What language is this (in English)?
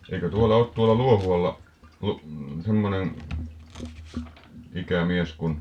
Finnish